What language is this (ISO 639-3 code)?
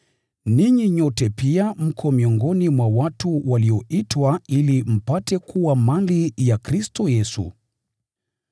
swa